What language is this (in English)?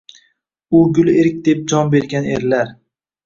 Uzbek